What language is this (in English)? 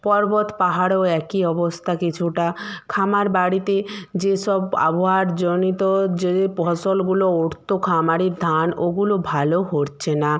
Bangla